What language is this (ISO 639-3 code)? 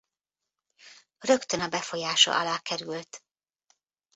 hun